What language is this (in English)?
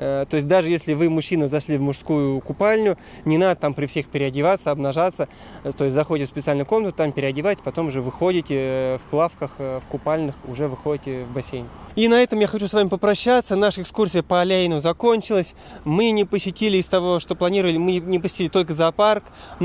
Russian